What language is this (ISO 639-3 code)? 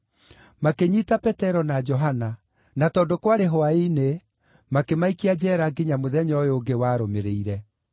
kik